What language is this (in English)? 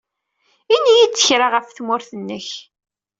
Kabyle